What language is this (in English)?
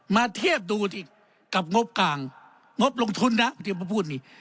Thai